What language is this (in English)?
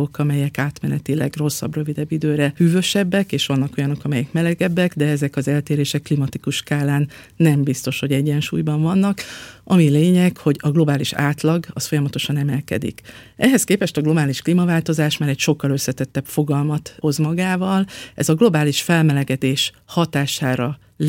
Hungarian